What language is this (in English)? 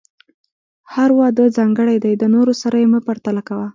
Pashto